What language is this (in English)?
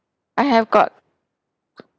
English